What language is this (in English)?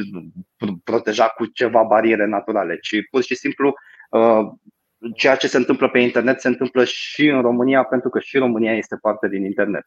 Romanian